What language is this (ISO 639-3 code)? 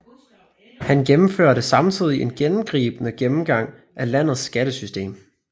dan